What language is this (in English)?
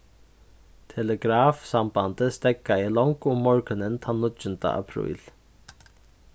Faroese